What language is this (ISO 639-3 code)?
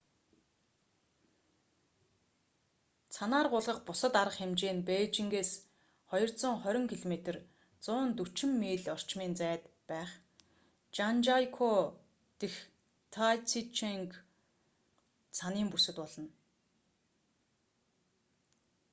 mon